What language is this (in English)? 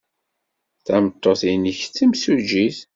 Kabyle